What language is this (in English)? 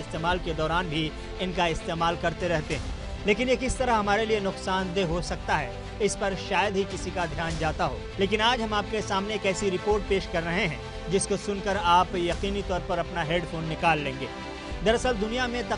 Hindi